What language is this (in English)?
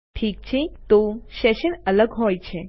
Gujarati